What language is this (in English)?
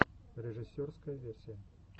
Russian